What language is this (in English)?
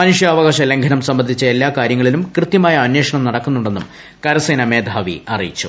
Malayalam